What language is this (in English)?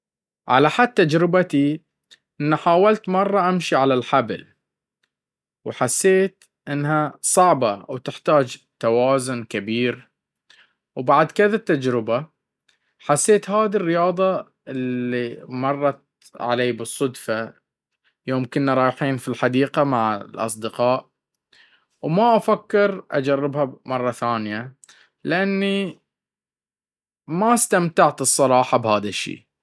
Baharna Arabic